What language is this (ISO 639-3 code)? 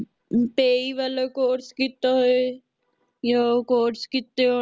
pan